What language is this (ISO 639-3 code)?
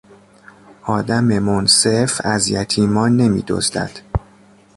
fas